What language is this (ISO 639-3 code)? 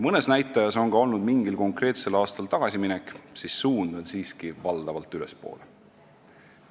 est